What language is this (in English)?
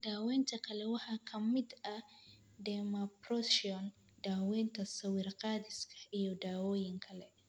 Somali